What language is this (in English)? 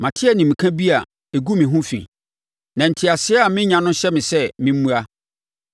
Akan